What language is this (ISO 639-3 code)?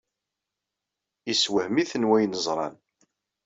kab